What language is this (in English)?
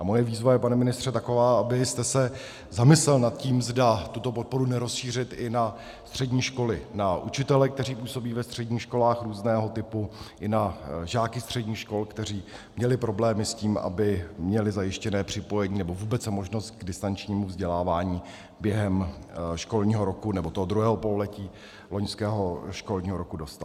Czech